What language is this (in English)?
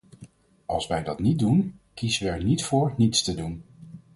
Dutch